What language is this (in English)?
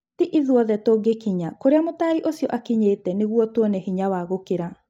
Kikuyu